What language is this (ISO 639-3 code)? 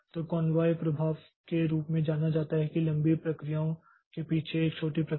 hin